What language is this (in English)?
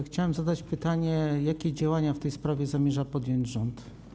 Polish